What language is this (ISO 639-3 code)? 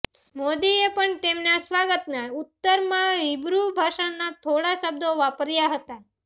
guj